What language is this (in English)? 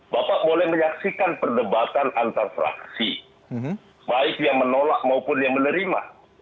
Indonesian